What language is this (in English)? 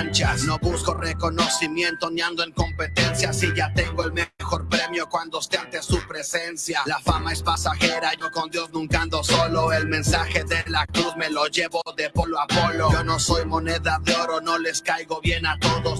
Spanish